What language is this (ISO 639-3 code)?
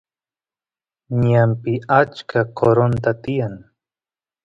qus